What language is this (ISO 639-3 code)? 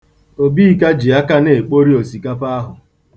ibo